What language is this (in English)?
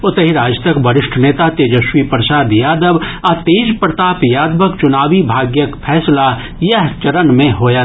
Maithili